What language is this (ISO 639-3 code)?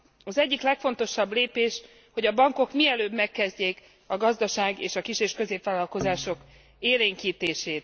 hun